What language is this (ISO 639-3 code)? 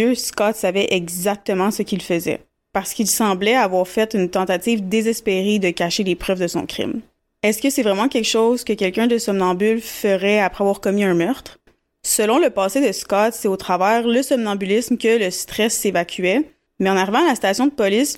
fra